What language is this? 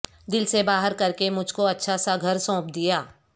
Urdu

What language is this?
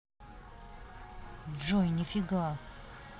Russian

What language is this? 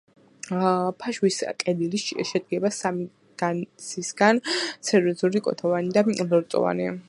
Georgian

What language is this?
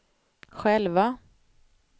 Swedish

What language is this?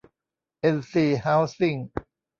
Thai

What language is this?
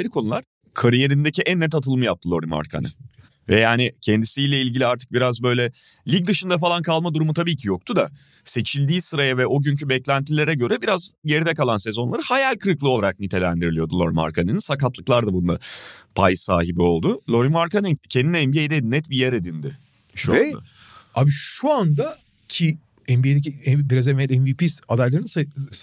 Turkish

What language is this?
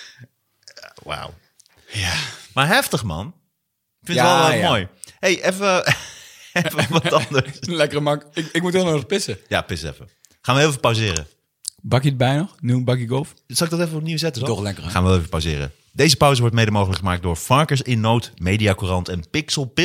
Dutch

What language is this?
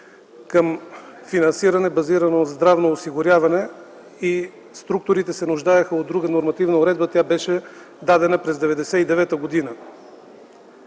Bulgarian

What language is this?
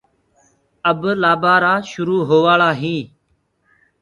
Gurgula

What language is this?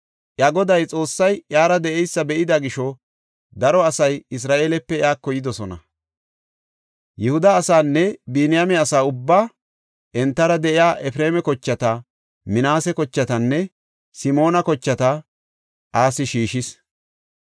Gofa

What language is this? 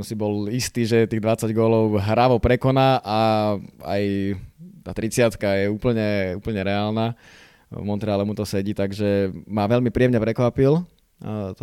Slovak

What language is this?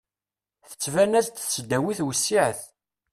Kabyle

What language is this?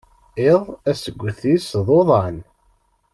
Kabyle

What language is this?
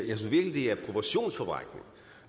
Danish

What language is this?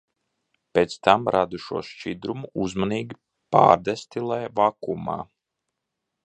Latvian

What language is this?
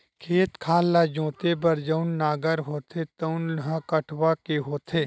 Chhattisgarhi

